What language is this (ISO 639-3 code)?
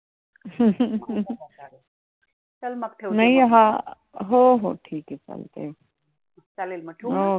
mar